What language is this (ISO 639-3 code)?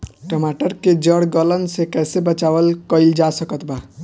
bho